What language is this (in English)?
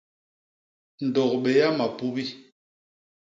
Basaa